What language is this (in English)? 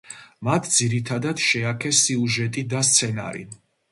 Georgian